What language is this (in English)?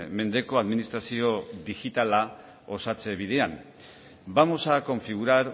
Basque